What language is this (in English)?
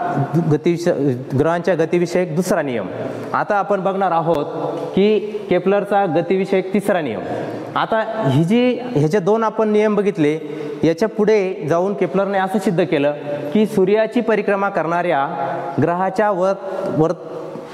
Indonesian